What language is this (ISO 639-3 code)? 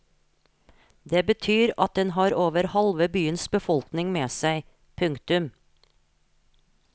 nor